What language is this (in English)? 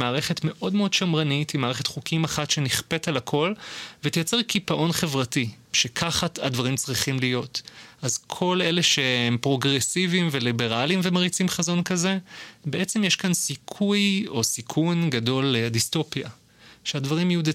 Hebrew